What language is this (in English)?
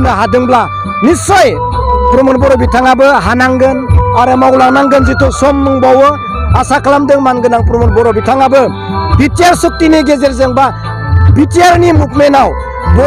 Bangla